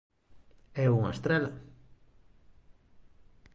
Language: Galician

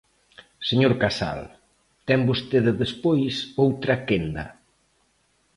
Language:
Galician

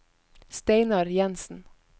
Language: Norwegian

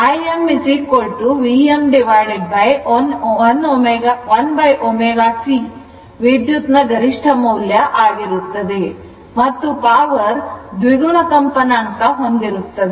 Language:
Kannada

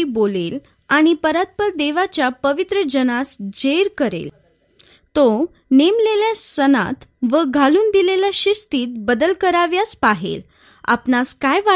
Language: Marathi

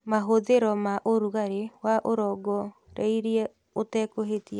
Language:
Kikuyu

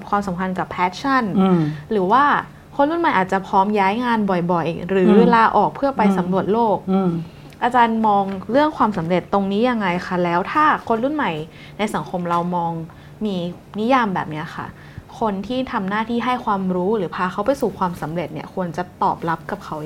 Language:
Thai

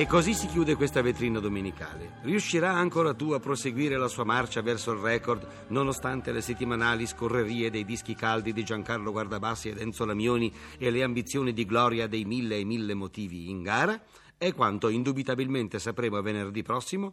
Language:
Italian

